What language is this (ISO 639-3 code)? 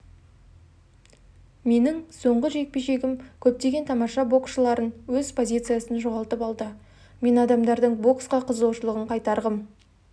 kaz